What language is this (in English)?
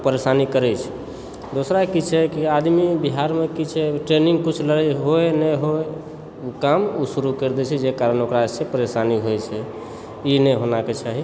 Maithili